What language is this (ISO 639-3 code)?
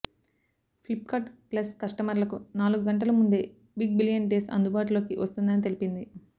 tel